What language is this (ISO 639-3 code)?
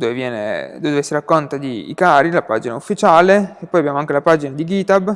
ita